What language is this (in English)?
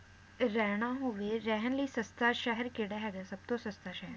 Punjabi